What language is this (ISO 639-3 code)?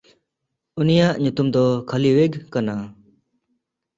sat